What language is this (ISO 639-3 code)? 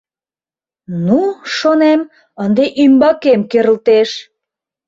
chm